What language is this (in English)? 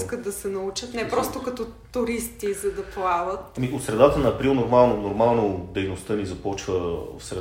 Bulgarian